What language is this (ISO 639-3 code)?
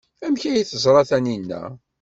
kab